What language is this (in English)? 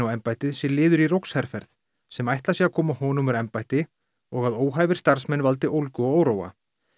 Icelandic